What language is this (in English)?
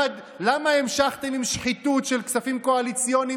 Hebrew